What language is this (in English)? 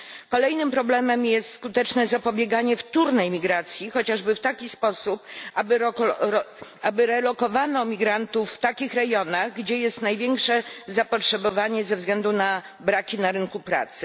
Polish